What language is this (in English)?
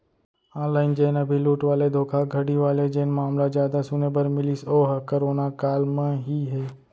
Chhattisgarhi